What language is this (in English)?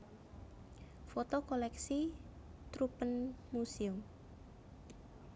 Javanese